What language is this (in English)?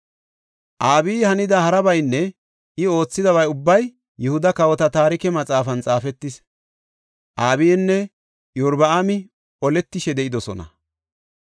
Gofa